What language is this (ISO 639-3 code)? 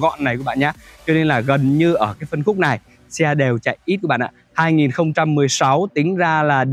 vie